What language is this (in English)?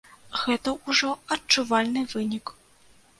Belarusian